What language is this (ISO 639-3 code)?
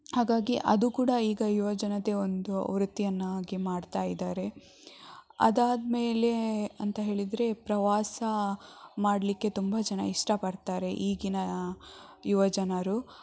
kan